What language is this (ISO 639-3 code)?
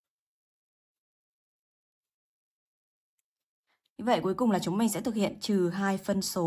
vie